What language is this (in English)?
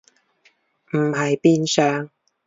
Cantonese